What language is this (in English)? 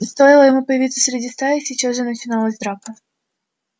Russian